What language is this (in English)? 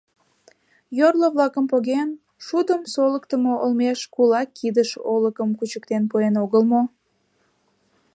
Mari